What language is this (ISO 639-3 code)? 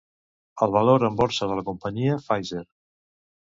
cat